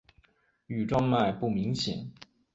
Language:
Chinese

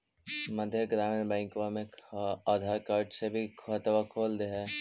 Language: Magahi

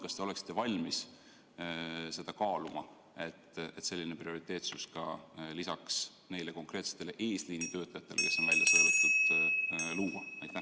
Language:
Estonian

